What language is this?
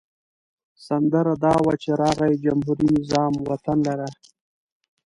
Pashto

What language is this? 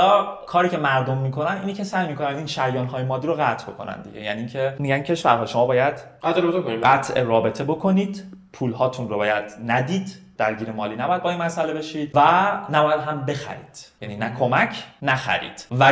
Persian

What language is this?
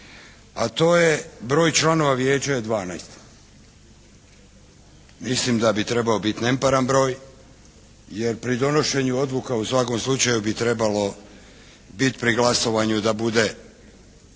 Croatian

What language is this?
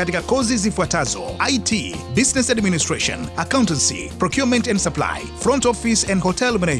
Swahili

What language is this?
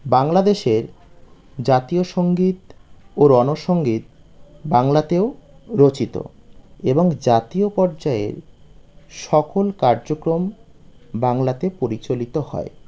Bangla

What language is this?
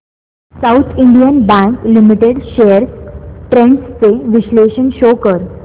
Marathi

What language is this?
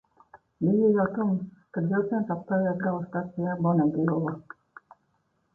Latvian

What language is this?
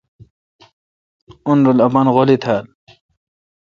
Kalkoti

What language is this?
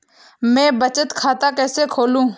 Hindi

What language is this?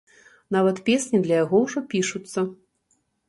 Belarusian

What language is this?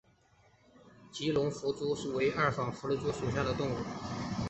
Chinese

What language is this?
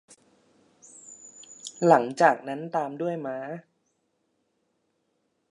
Thai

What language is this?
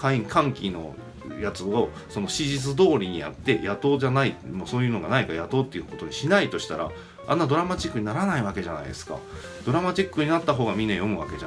Japanese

